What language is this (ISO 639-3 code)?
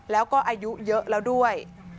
tha